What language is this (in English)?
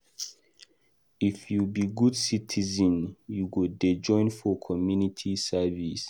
Nigerian Pidgin